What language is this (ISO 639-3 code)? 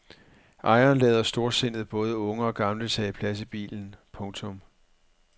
dan